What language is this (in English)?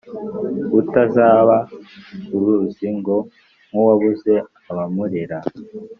Kinyarwanda